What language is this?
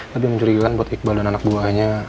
Indonesian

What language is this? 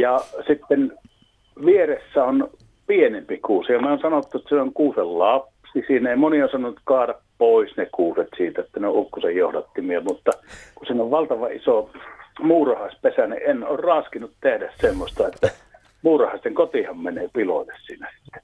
Finnish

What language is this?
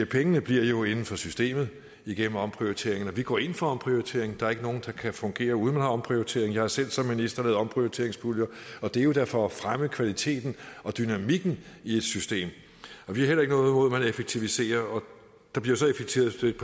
Danish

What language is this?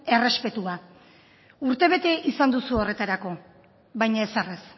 Basque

